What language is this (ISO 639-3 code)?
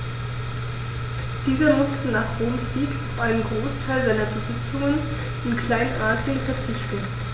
deu